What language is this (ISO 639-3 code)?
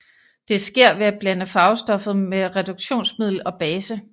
dan